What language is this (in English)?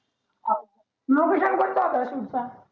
Marathi